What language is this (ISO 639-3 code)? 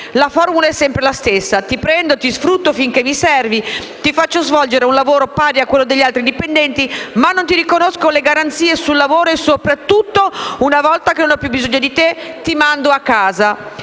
ita